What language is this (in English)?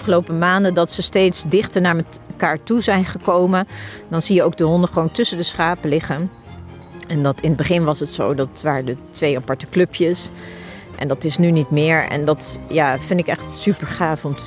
Dutch